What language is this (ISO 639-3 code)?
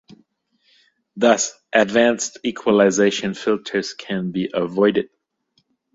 eng